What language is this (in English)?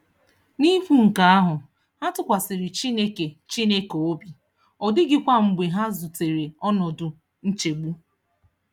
Igbo